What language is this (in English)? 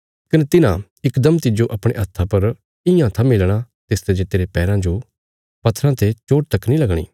Bilaspuri